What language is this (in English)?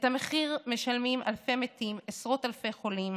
Hebrew